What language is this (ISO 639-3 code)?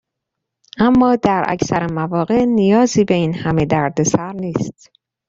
fas